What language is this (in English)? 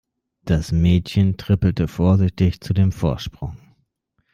German